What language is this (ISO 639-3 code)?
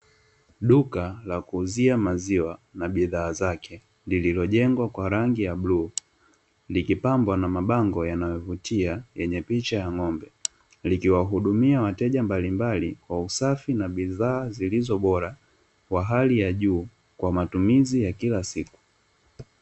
swa